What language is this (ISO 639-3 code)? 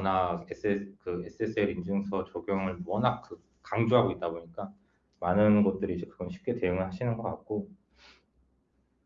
kor